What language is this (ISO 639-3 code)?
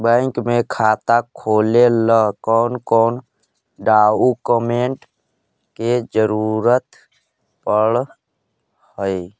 mag